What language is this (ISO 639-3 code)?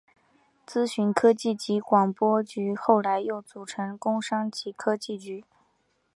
zho